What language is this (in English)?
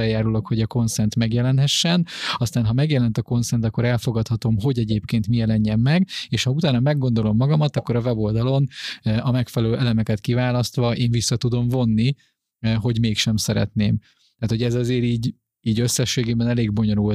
Hungarian